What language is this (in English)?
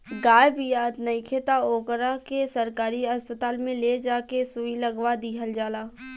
Bhojpuri